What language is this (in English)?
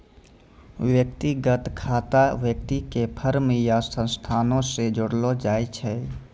Maithili